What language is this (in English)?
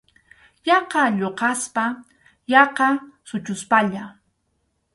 Arequipa-La Unión Quechua